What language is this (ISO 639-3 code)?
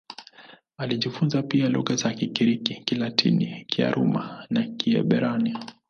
swa